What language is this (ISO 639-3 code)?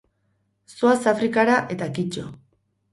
eus